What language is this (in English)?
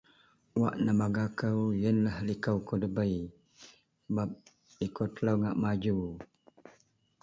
Central Melanau